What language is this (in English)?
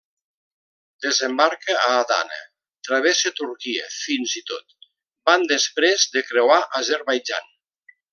Catalan